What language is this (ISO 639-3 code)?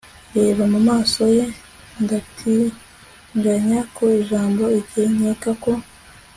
kin